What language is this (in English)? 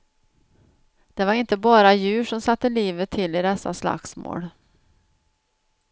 Swedish